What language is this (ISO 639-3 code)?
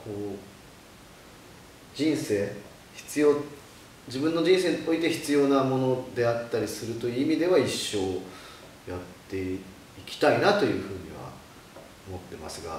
jpn